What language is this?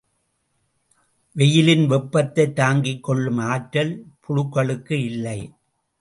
Tamil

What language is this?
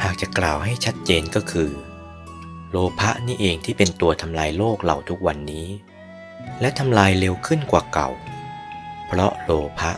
Thai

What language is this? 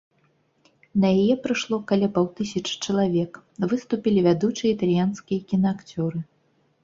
Belarusian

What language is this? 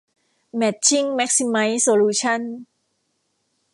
Thai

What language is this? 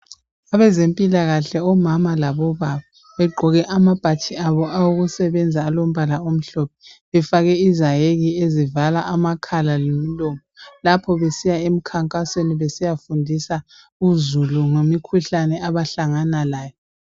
North Ndebele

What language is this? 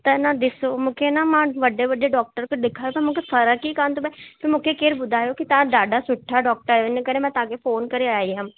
Sindhi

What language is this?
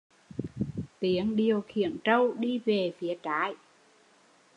Vietnamese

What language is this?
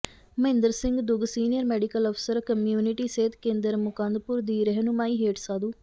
Punjabi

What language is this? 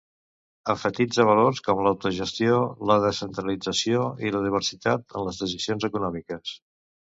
Catalan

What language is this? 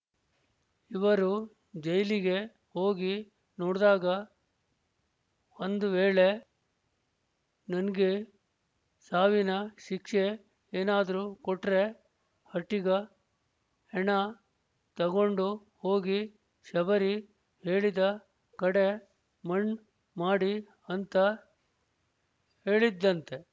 Kannada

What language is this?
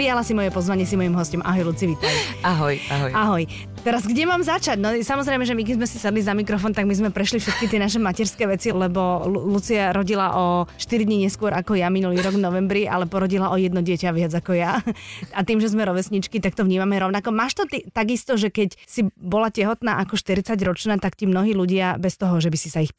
Slovak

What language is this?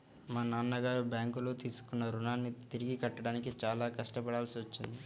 Telugu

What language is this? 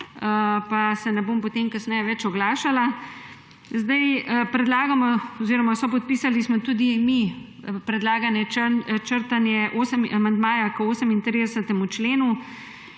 Slovenian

